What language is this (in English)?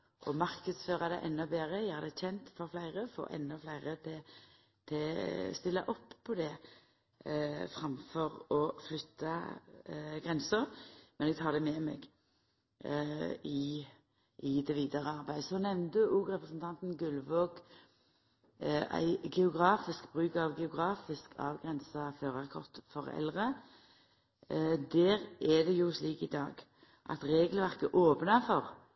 Norwegian Nynorsk